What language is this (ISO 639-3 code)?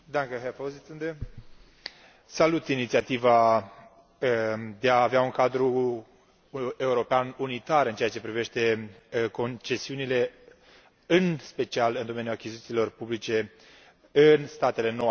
ron